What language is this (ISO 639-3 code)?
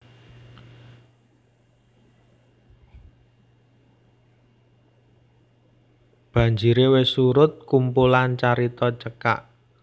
jav